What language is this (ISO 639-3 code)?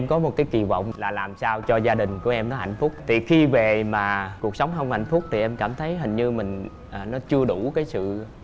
vie